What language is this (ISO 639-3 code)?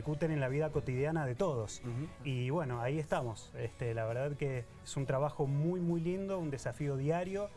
spa